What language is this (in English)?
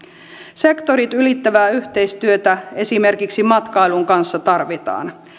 Finnish